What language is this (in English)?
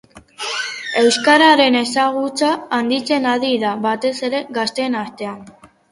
Basque